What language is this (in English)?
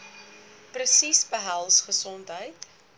Afrikaans